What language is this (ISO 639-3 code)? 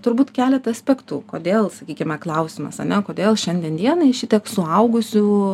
lit